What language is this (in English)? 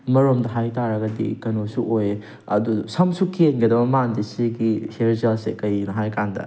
Manipuri